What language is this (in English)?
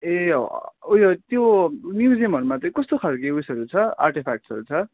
Nepali